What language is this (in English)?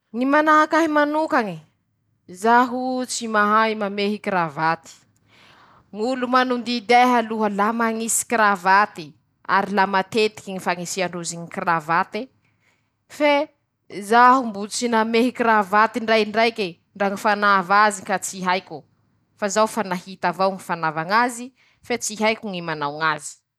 Masikoro Malagasy